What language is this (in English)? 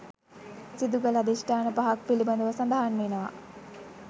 Sinhala